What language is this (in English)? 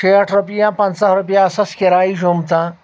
Kashmiri